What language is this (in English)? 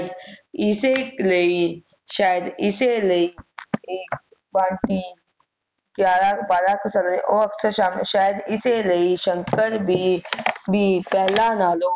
Punjabi